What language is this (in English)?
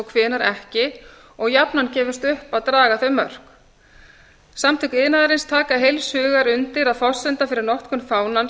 Icelandic